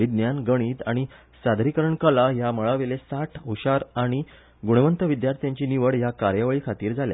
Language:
Konkani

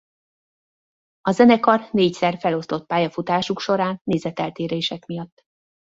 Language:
Hungarian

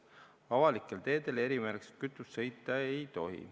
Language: Estonian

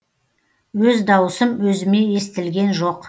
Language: Kazakh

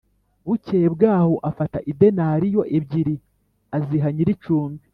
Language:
Kinyarwanda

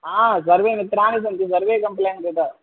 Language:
Sanskrit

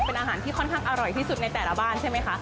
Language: Thai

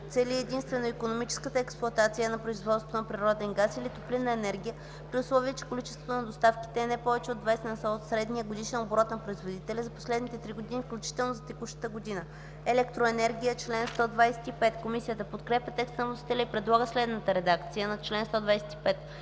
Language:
Bulgarian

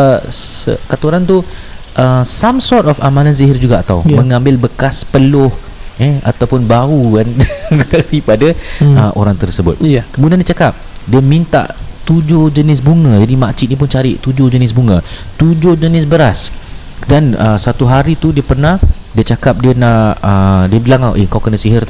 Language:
Malay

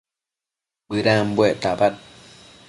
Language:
Matsés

